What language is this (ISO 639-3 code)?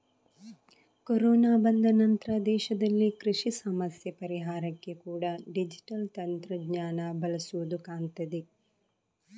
kan